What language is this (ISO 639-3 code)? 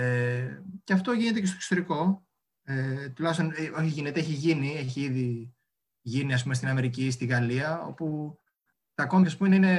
ell